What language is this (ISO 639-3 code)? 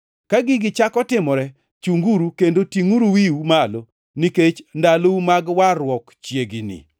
luo